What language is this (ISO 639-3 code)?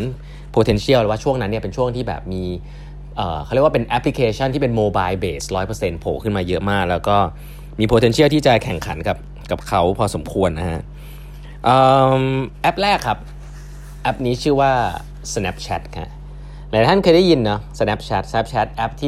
tha